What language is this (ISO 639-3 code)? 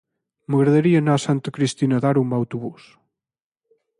cat